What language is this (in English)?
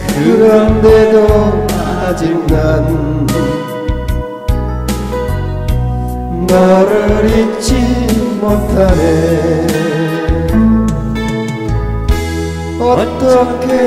Korean